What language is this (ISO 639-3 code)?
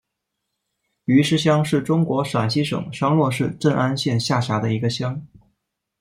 zho